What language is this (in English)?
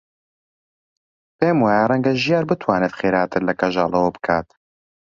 Central Kurdish